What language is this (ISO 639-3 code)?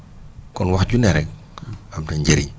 wol